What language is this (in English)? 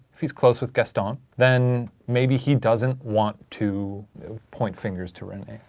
English